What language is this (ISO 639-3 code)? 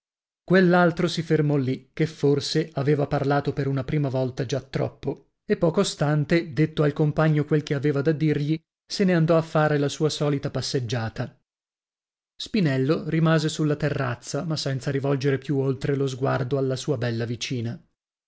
ita